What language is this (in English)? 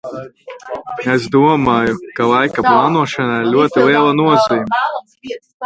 Latvian